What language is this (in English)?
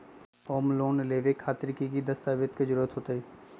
Magahi